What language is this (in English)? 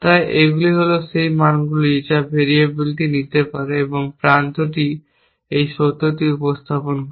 Bangla